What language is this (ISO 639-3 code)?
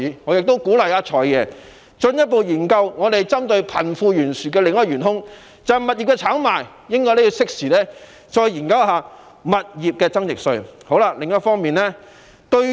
yue